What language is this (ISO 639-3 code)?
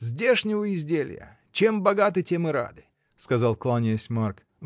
rus